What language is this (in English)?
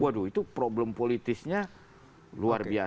Indonesian